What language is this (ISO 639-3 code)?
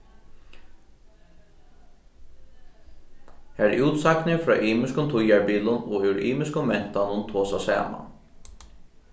fao